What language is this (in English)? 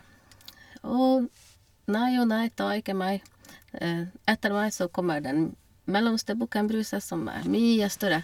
Norwegian